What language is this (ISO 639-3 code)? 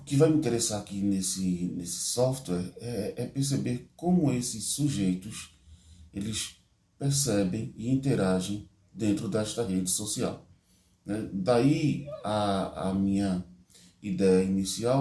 por